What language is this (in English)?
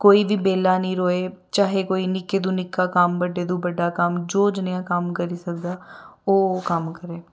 Dogri